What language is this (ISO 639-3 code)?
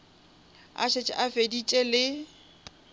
nso